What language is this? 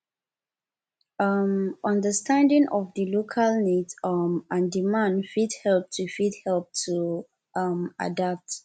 Nigerian Pidgin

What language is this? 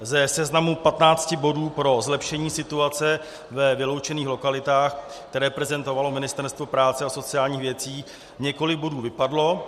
Czech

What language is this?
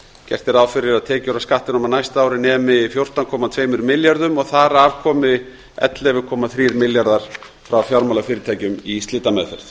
Icelandic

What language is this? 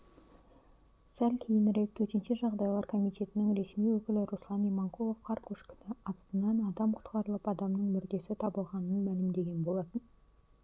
Kazakh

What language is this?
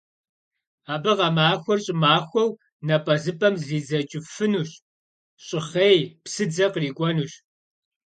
Kabardian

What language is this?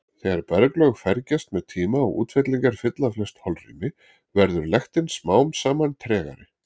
Icelandic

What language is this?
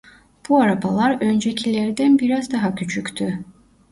Turkish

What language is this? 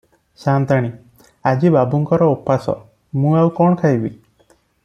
Odia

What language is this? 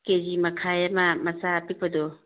Manipuri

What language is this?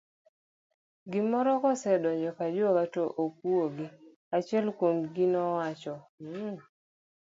Luo (Kenya and Tanzania)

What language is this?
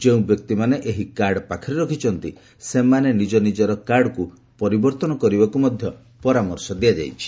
Odia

